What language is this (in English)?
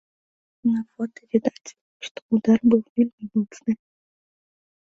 Belarusian